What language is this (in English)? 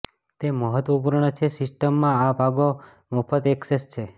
Gujarati